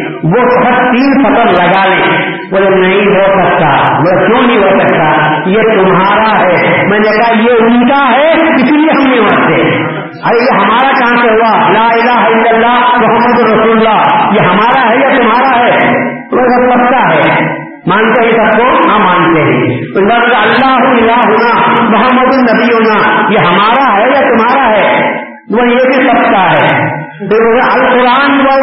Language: Urdu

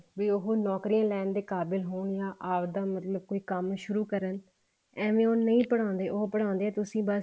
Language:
Punjabi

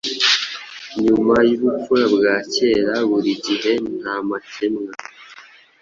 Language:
Kinyarwanda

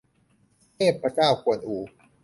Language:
Thai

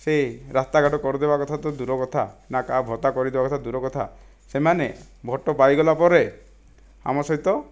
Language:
Odia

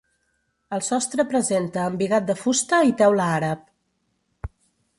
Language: Catalan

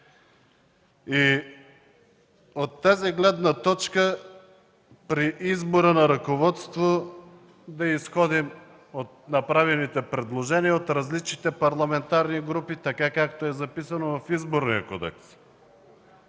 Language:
Bulgarian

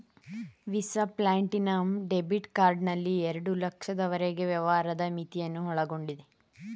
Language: Kannada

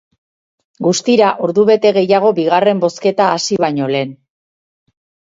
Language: Basque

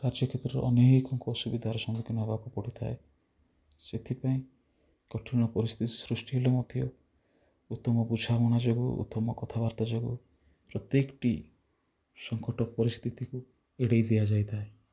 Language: Odia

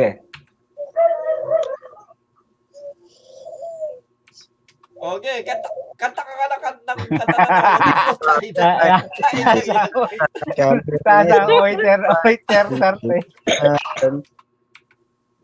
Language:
Filipino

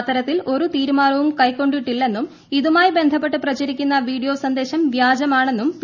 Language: Malayalam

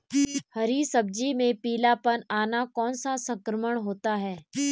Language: Hindi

